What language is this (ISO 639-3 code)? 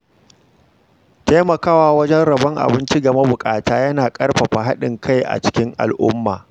hau